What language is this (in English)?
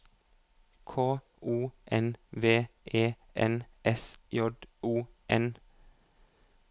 Norwegian